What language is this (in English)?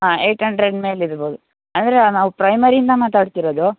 Kannada